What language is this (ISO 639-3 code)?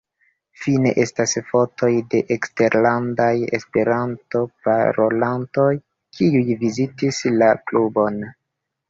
epo